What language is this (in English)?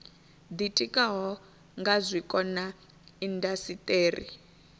Venda